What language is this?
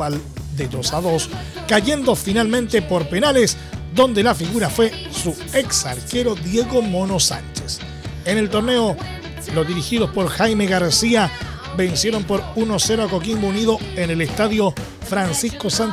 Spanish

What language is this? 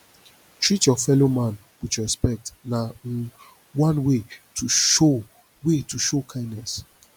Nigerian Pidgin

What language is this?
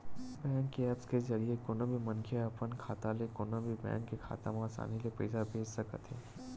Chhattisgarhi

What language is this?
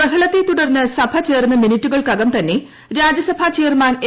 Malayalam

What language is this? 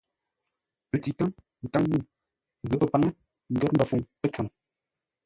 Ngombale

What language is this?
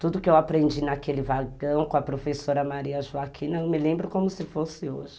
Portuguese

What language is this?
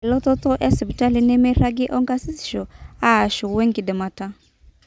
Masai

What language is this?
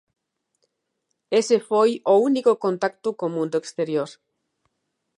Galician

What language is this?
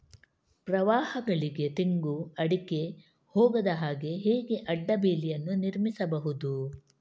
Kannada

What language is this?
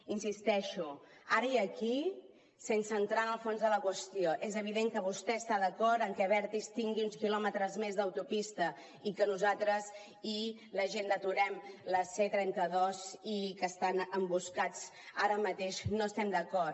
Catalan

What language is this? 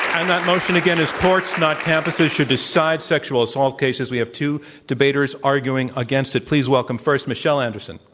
English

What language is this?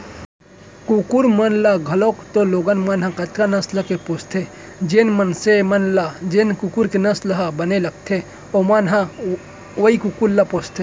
Chhattisgarhi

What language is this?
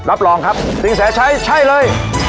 Thai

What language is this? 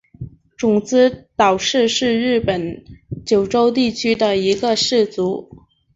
Chinese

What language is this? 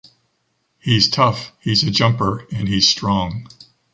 English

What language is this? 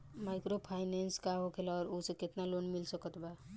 Bhojpuri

